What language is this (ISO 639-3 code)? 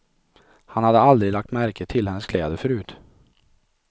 swe